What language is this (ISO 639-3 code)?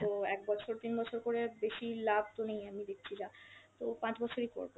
ben